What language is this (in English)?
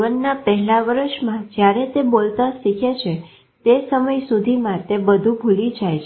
Gujarati